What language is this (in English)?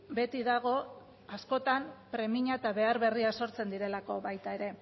Basque